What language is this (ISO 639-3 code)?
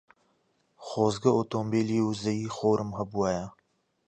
ckb